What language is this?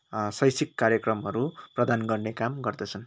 Nepali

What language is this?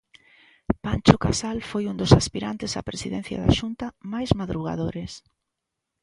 Galician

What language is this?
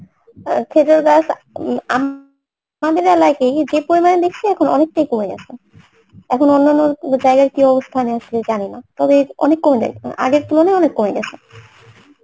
Bangla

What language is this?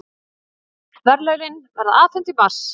Icelandic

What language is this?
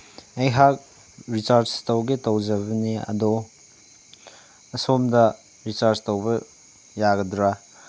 Manipuri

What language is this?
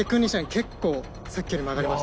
Japanese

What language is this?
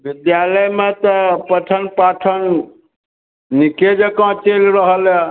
Maithili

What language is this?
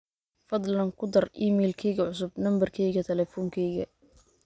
Somali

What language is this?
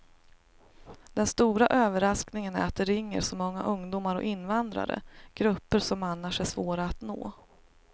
Swedish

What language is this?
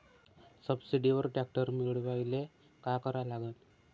Marathi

